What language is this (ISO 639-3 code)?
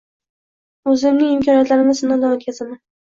uzb